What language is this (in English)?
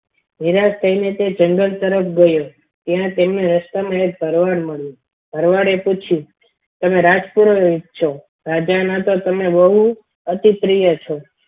Gujarati